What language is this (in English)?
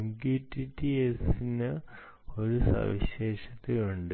Malayalam